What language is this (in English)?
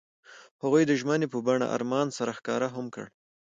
Pashto